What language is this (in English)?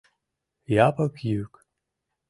Mari